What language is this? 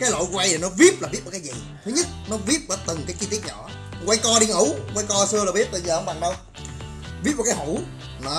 Vietnamese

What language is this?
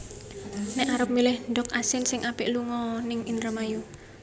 Javanese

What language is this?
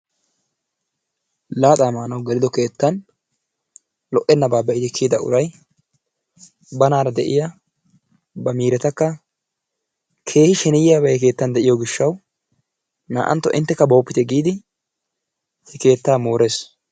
Wolaytta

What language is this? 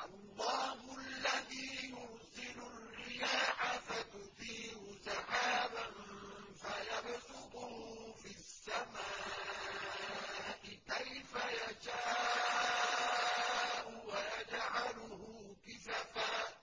Arabic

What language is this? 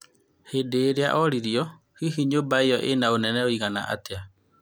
Kikuyu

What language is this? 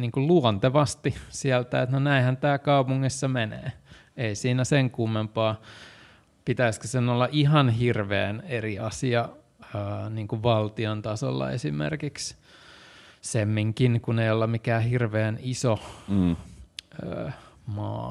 Finnish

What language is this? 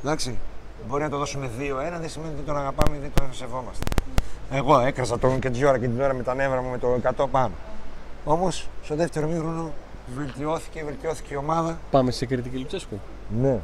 Greek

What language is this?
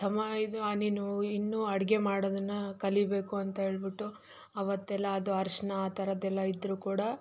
Kannada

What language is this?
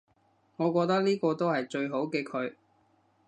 Cantonese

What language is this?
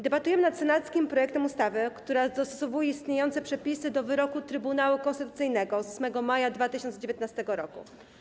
Polish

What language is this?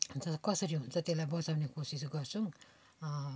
Nepali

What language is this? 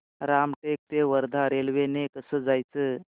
Marathi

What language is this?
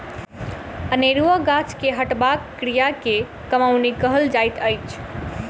Maithili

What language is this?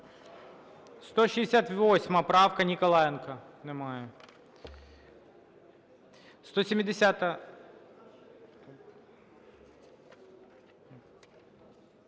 Ukrainian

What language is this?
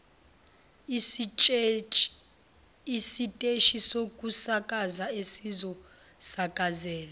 Zulu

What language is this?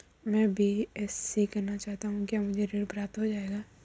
Hindi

